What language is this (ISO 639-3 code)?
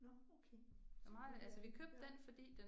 dan